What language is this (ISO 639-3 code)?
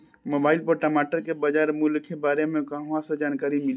bho